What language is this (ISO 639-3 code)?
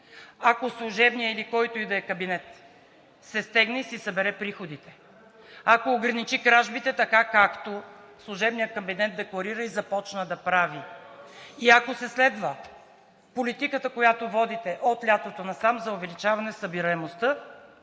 bul